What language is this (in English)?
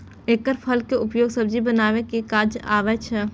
Maithili